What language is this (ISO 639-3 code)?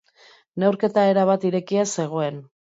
eus